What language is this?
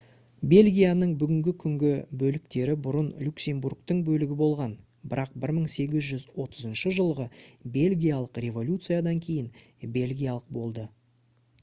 Kazakh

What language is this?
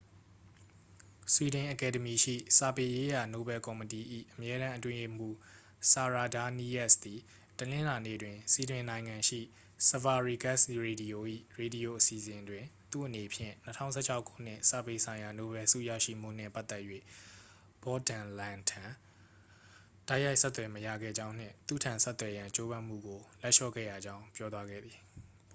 Burmese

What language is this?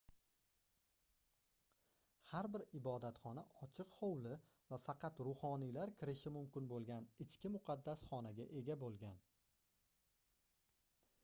Uzbek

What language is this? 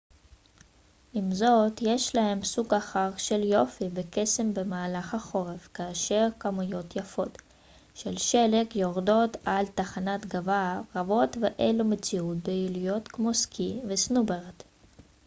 Hebrew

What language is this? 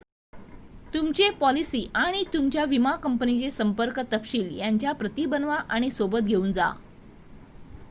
Marathi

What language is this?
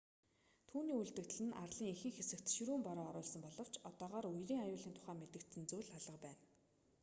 Mongolian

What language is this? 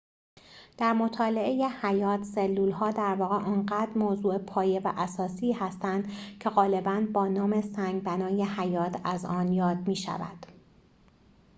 Persian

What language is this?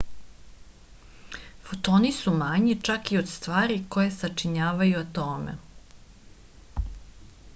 Serbian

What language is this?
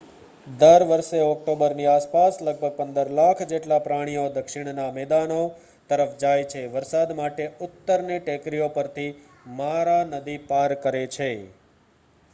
Gujarati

